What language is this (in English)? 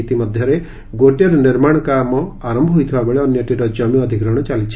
Odia